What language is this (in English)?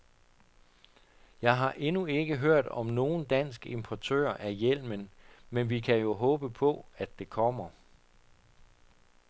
Danish